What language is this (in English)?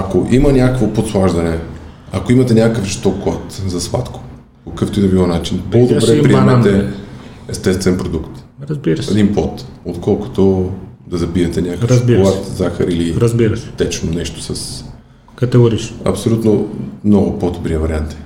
Bulgarian